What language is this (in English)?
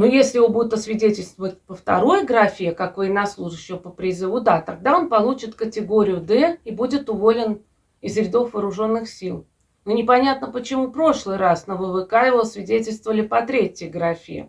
Russian